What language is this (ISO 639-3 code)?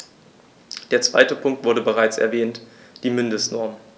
deu